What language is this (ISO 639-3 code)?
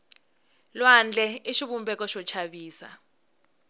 tso